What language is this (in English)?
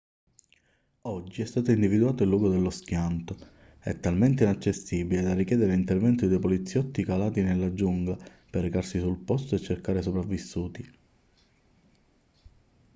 Italian